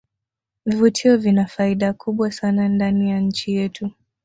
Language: Swahili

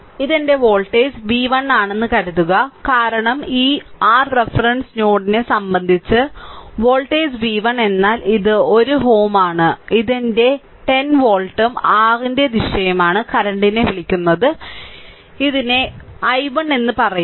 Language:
Malayalam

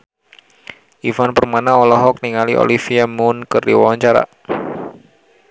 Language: Sundanese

